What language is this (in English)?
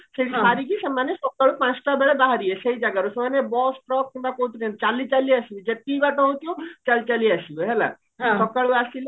Odia